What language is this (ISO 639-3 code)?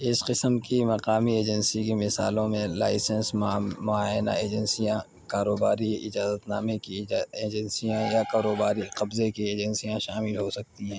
urd